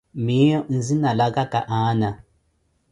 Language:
Koti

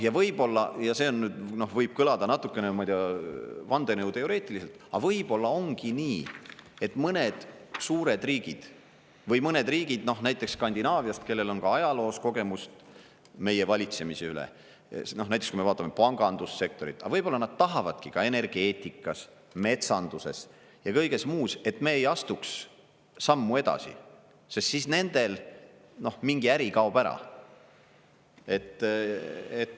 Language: Estonian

